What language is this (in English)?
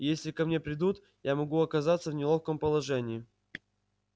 Russian